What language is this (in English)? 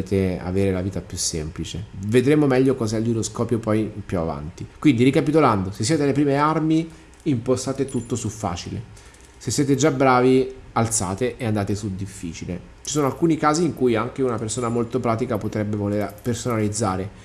Italian